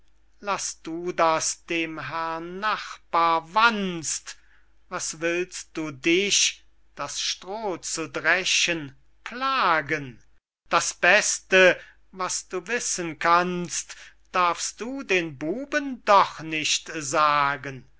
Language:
German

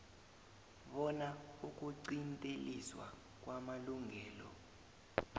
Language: South Ndebele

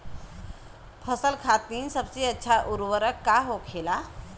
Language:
Bhojpuri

